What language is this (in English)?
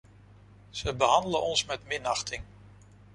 Dutch